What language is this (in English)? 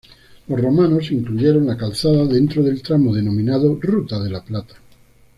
Spanish